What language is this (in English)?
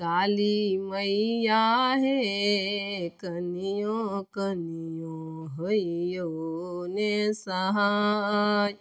Maithili